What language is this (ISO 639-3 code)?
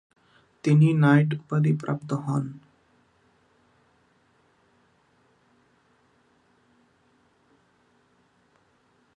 ben